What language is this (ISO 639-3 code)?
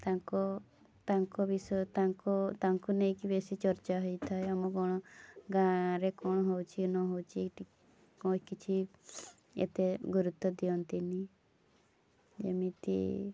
ori